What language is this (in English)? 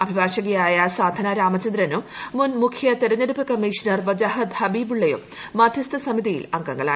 Malayalam